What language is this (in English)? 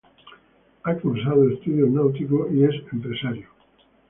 Spanish